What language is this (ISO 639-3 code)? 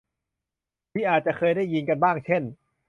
tha